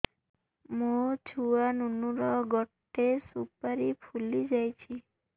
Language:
Odia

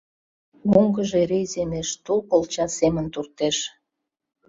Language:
Mari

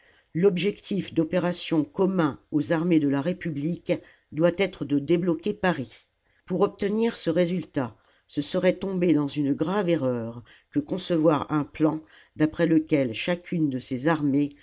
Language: French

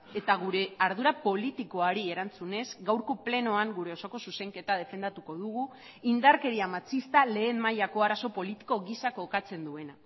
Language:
Basque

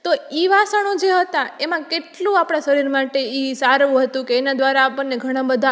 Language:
Gujarati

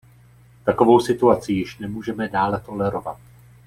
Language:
Czech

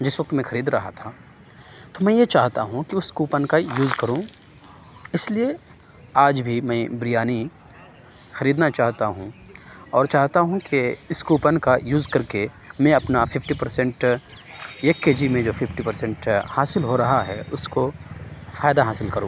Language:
Urdu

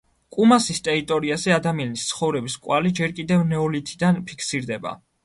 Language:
Georgian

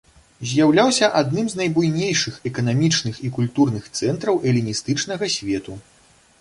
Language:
Belarusian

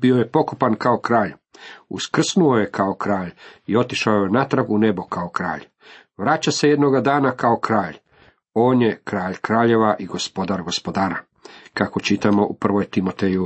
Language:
Croatian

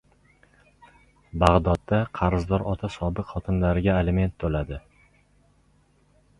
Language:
Uzbek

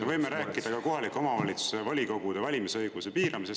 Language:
Estonian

